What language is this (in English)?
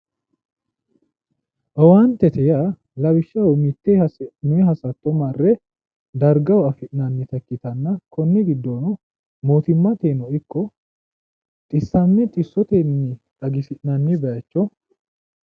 Sidamo